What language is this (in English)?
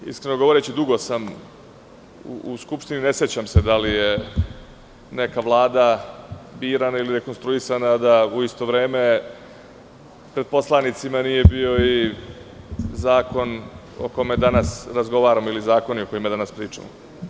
Serbian